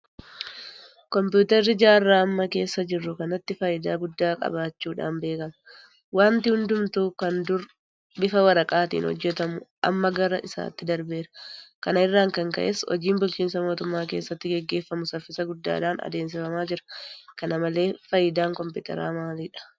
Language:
Oromo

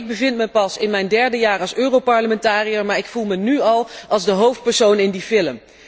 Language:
Dutch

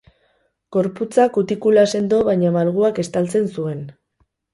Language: Basque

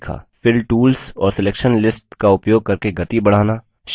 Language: Hindi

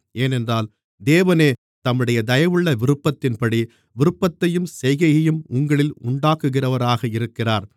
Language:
Tamil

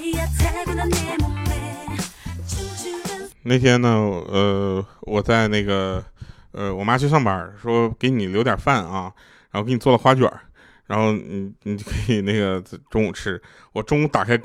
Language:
Chinese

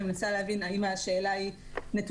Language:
Hebrew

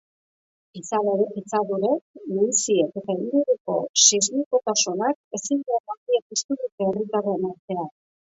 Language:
Basque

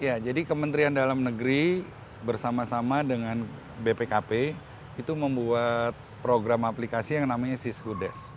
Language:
Indonesian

